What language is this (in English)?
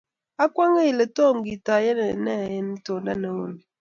Kalenjin